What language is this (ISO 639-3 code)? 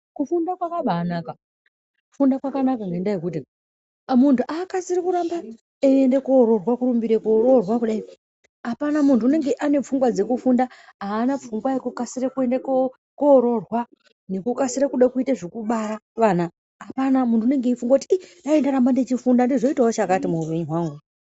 ndc